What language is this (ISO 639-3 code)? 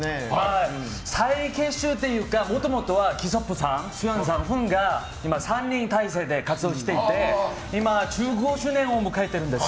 jpn